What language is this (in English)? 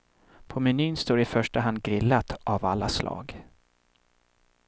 Swedish